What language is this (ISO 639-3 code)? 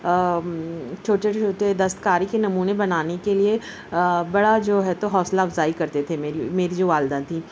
urd